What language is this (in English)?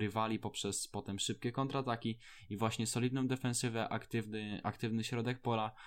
Polish